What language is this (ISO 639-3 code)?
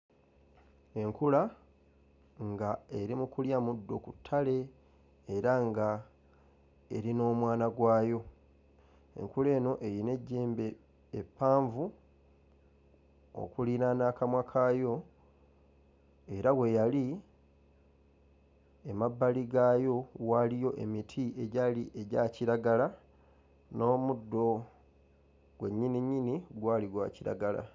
lug